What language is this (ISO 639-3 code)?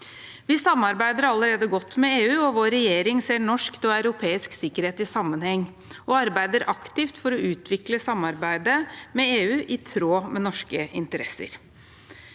nor